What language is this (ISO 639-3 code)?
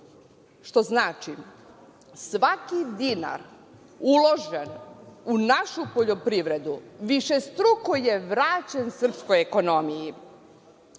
srp